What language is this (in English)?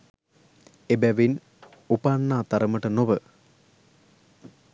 Sinhala